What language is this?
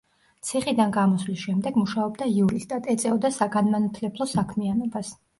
Georgian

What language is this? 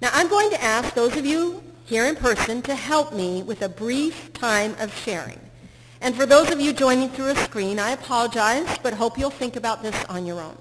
English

